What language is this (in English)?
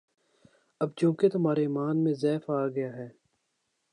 Urdu